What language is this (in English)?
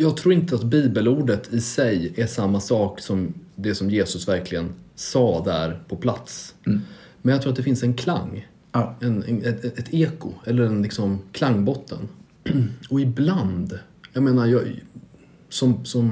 Swedish